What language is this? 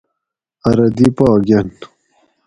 Gawri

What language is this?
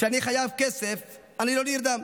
Hebrew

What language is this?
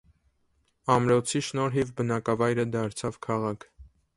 Armenian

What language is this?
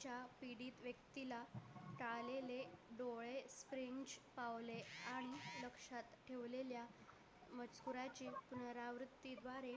Marathi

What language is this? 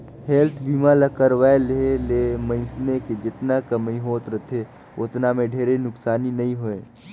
Chhattisgarhi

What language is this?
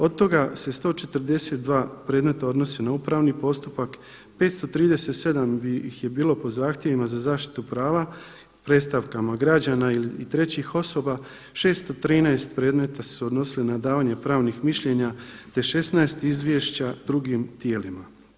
Croatian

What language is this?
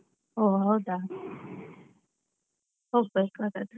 Kannada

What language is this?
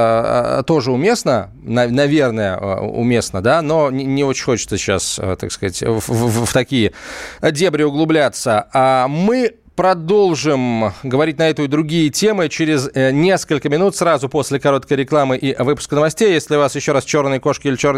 Russian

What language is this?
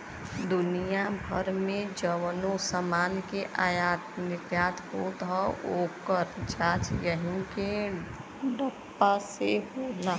Bhojpuri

